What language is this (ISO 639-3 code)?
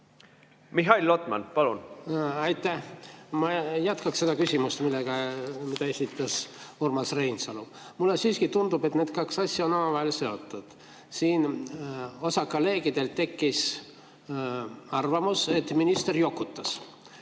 est